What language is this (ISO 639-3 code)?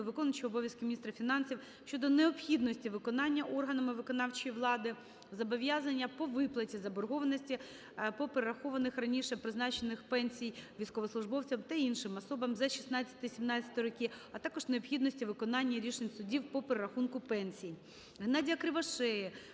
ukr